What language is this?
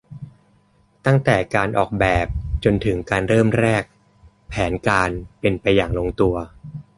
Thai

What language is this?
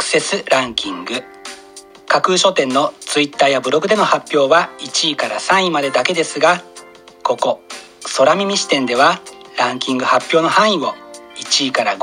Japanese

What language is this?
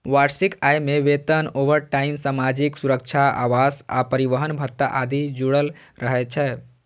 Maithili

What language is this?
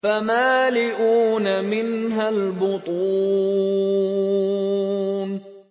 Arabic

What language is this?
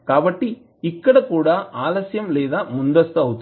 Telugu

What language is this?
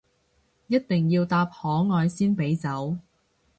Cantonese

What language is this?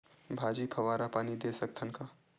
Chhattisgarhi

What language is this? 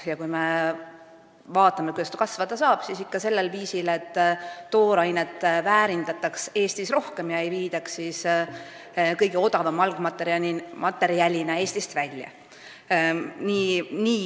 Estonian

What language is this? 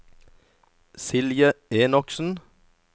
Norwegian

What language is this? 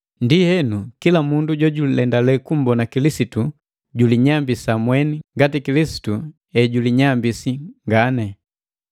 Matengo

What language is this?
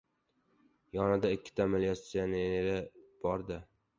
Uzbek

